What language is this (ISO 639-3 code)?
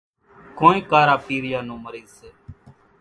gjk